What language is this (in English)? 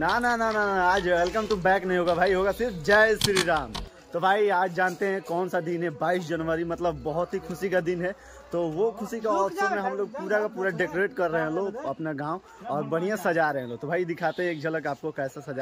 Hindi